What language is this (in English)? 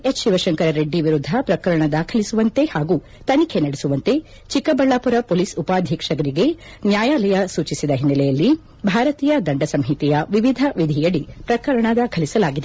Kannada